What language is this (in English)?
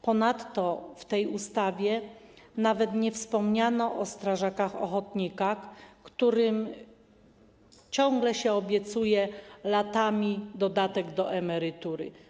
Polish